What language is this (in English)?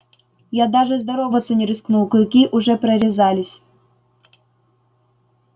Russian